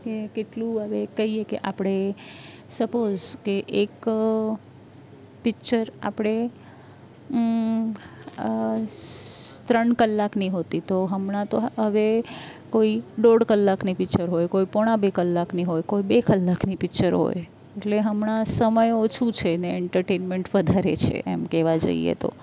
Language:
Gujarati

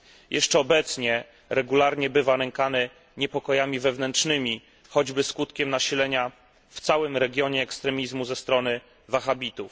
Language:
Polish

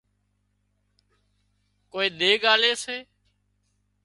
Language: Wadiyara Koli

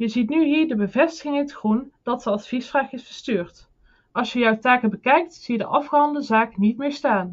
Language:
Dutch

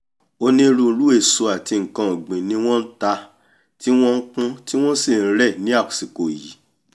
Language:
Yoruba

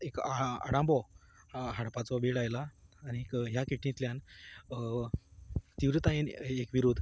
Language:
Konkani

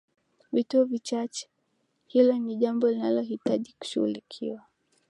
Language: Swahili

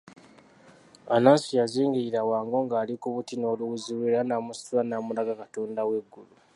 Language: Ganda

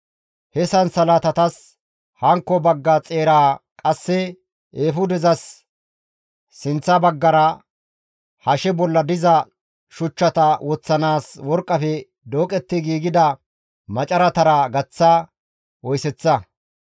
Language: Gamo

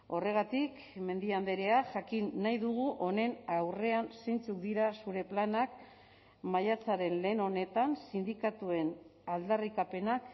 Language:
Basque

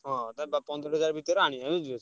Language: Odia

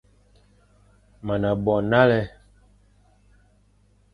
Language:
Fang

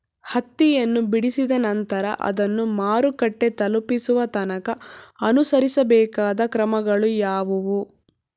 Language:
Kannada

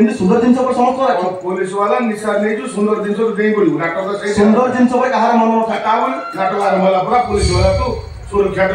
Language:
Korean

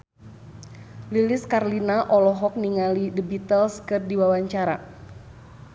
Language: Sundanese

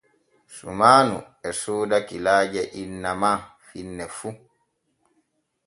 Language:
Borgu Fulfulde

